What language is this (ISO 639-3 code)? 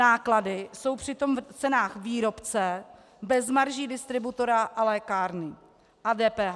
ces